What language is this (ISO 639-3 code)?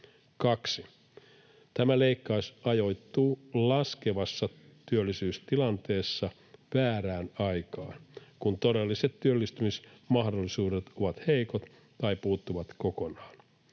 fin